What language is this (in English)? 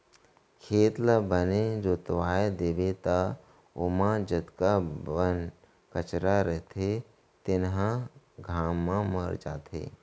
Chhattisgarhi